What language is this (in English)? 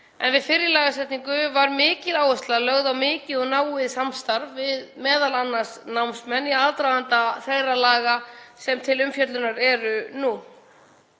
Icelandic